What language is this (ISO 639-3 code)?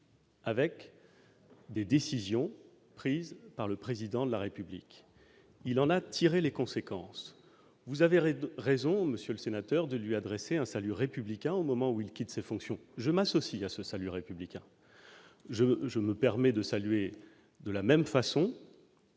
fra